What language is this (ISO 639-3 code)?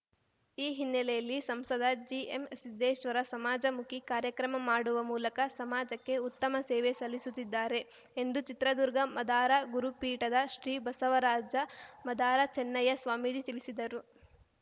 kan